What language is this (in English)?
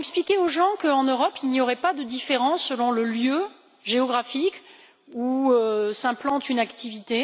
French